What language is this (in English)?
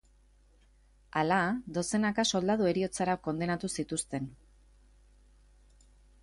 Basque